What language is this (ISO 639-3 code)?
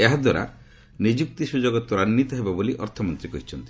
ori